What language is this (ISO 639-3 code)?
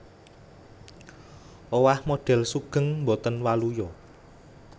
jav